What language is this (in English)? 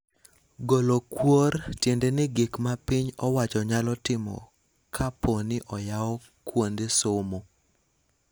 Luo (Kenya and Tanzania)